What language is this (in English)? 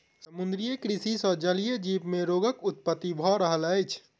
Maithili